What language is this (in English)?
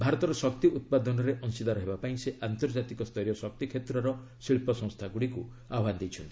Odia